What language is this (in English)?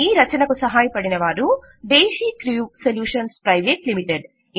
Telugu